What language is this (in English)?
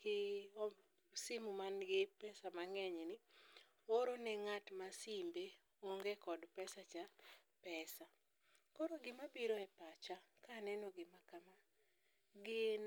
Luo (Kenya and Tanzania)